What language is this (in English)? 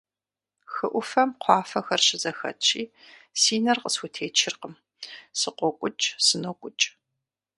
Kabardian